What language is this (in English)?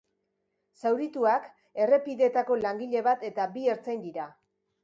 Basque